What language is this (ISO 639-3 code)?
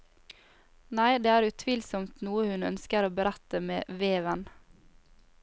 nor